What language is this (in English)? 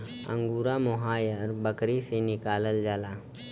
Bhojpuri